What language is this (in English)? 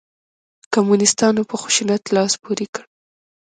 Pashto